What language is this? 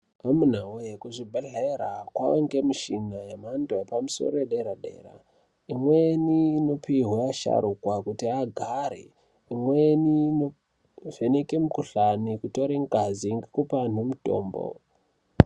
Ndau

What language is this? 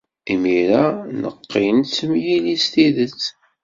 Kabyle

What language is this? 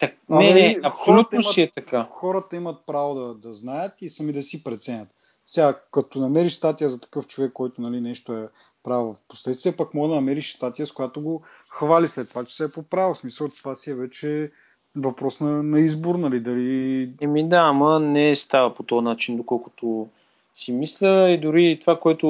Bulgarian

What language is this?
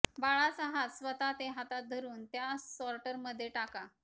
Marathi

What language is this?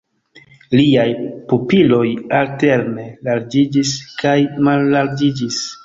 Esperanto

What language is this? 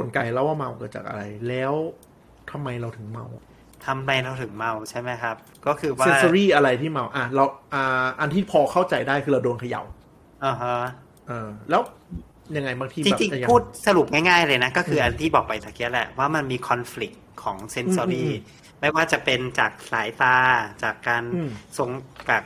Thai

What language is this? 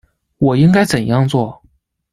Chinese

